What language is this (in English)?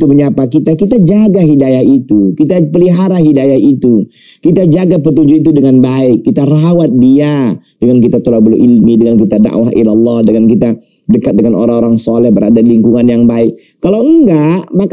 Indonesian